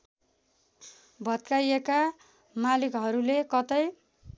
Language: Nepali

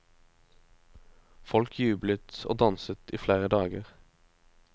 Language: Norwegian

